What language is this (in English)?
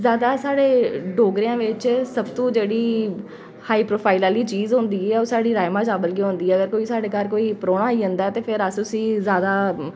Dogri